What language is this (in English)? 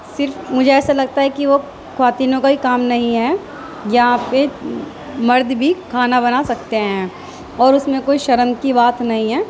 Urdu